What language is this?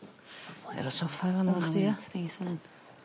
Welsh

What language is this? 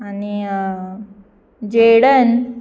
Konkani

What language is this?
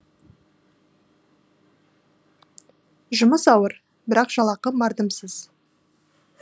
Kazakh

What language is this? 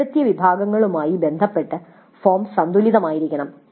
Malayalam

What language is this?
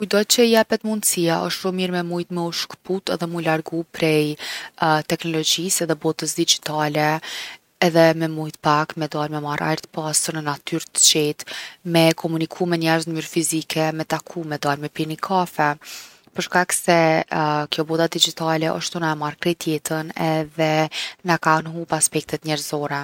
Gheg Albanian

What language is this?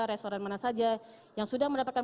Indonesian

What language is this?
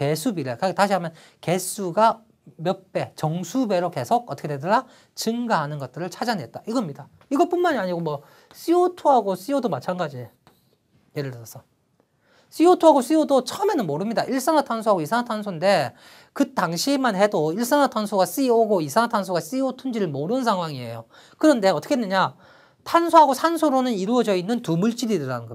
Korean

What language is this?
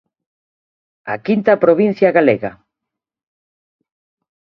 Galician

